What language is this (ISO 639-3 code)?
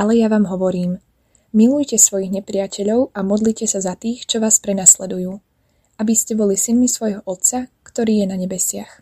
slk